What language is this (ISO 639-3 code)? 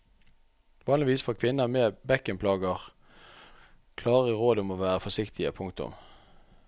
nor